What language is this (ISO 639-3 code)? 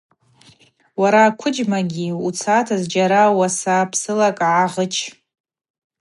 abq